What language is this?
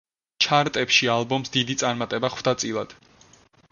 Georgian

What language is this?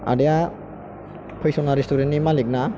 Bodo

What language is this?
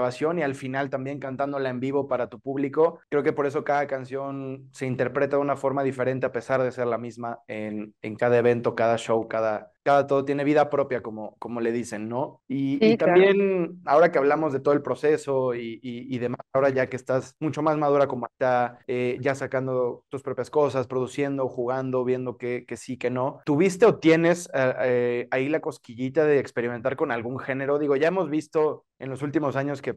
Spanish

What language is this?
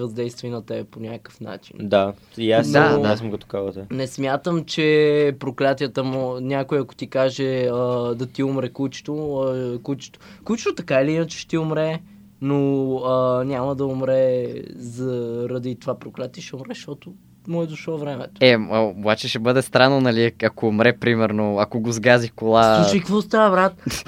Bulgarian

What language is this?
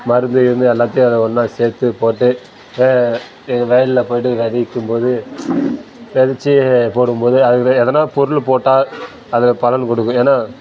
Tamil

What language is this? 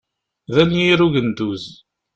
Kabyle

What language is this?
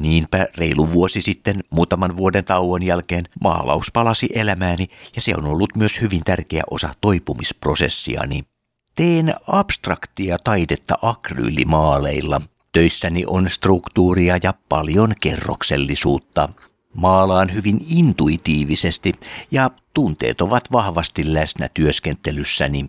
Finnish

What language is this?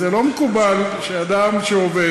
Hebrew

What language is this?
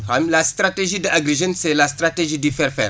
Wolof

